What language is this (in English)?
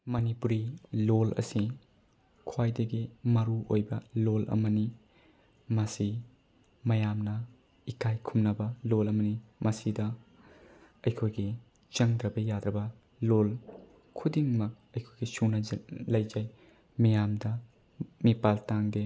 Manipuri